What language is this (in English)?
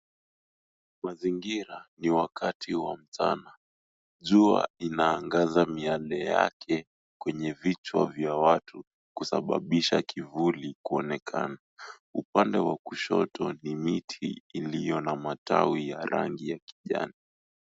Swahili